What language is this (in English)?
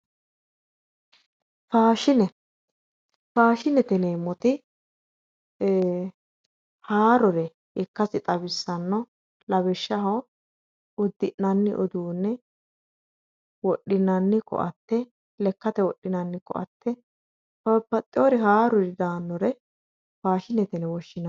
Sidamo